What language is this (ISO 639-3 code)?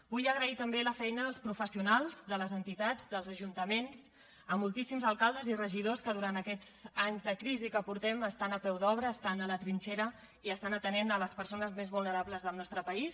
cat